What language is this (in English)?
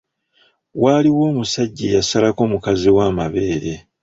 Ganda